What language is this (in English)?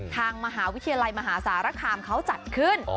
Thai